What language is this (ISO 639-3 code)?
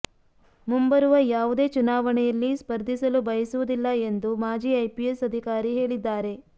kan